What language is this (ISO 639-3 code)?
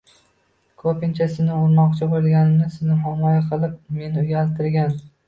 uzb